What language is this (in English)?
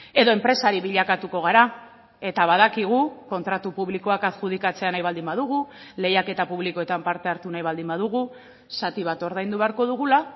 Basque